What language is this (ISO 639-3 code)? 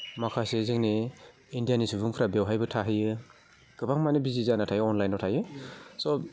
brx